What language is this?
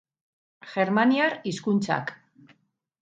Basque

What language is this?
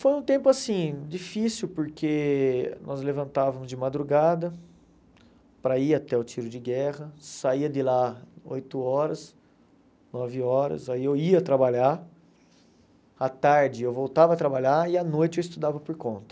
Portuguese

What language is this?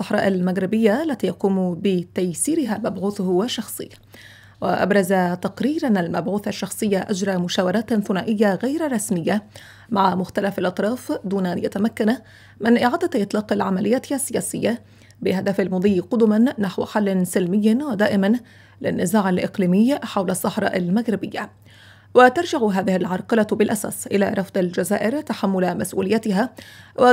Arabic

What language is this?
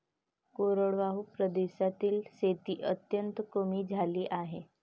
Marathi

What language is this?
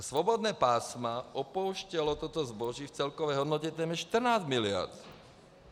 Czech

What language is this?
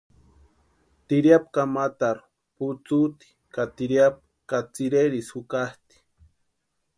Western Highland Purepecha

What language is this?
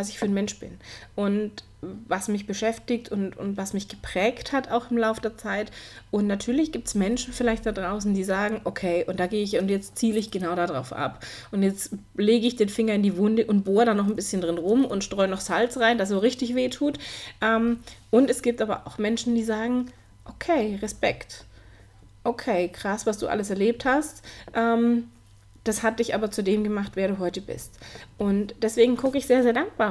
German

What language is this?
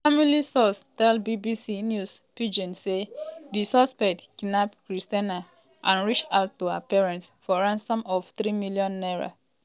Nigerian Pidgin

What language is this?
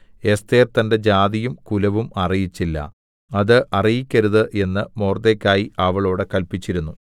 Malayalam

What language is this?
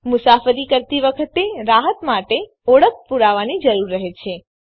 Gujarati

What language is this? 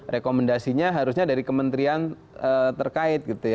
Indonesian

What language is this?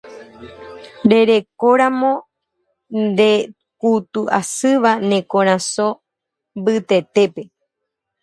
Guarani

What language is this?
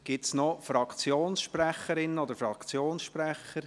Swiss German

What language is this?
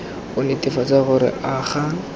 Tswana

